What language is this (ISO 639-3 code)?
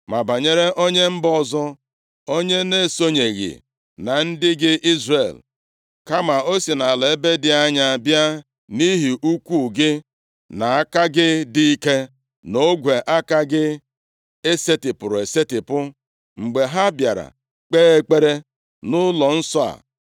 ibo